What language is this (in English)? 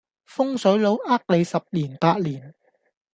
Cantonese